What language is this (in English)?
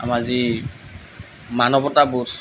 Assamese